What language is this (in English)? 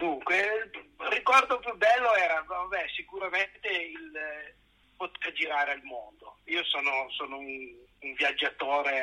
Italian